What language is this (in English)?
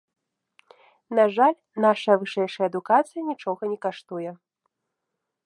Belarusian